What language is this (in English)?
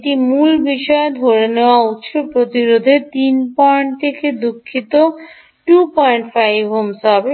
Bangla